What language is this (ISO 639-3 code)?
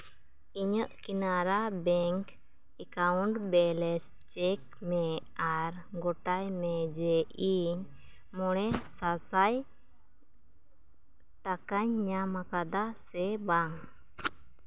sat